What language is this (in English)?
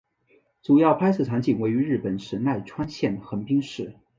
Chinese